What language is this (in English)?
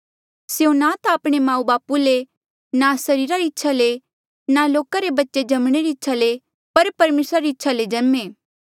Mandeali